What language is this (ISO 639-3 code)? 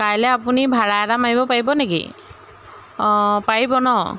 asm